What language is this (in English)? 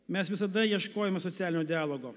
Lithuanian